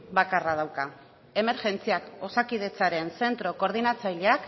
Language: Basque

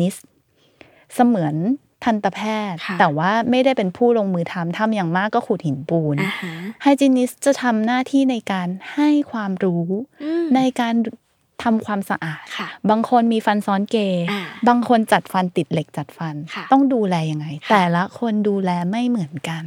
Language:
Thai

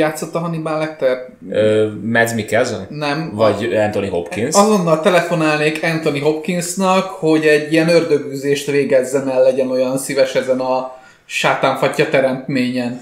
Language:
Hungarian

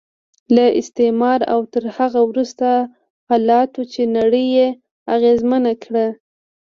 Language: Pashto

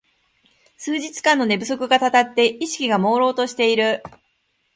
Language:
Japanese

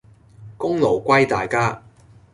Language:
Cantonese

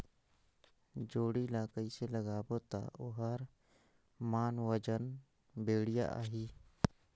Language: Chhattisgarhi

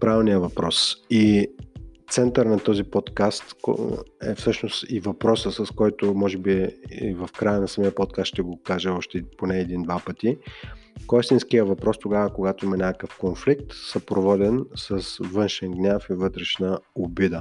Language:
Bulgarian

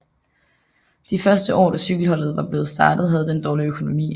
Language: Danish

